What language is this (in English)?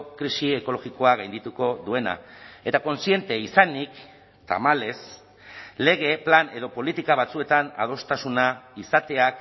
Basque